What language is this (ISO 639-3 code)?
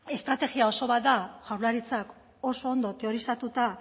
eus